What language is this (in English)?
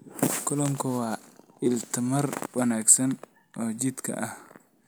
Somali